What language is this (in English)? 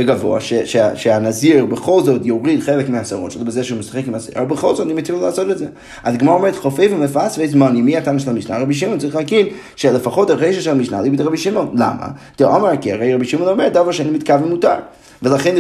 Hebrew